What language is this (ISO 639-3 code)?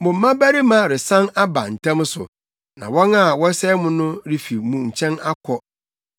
aka